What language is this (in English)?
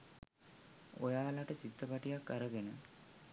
Sinhala